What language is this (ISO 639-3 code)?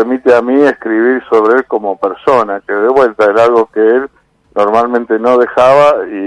spa